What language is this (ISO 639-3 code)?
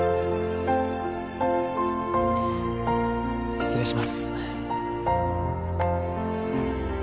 jpn